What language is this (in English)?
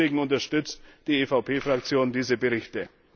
German